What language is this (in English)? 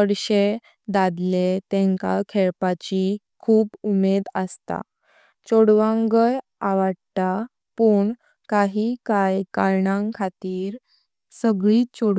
Konkani